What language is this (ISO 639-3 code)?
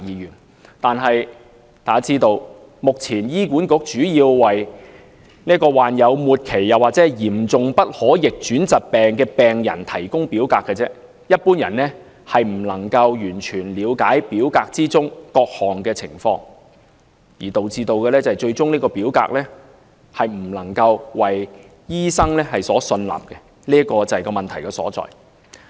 yue